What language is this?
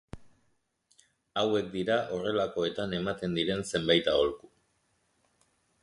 Basque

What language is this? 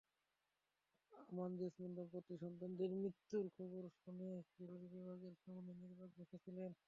Bangla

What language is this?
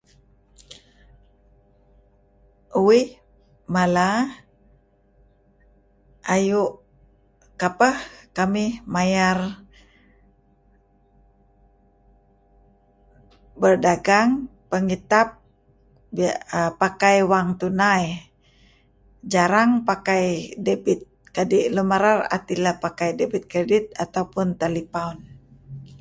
Kelabit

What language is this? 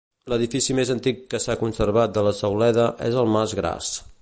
Catalan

